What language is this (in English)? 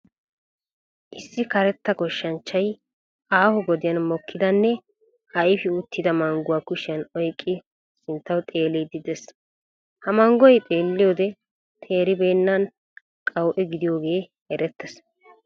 Wolaytta